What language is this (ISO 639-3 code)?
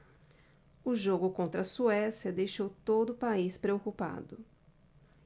por